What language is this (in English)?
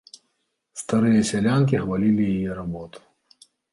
Belarusian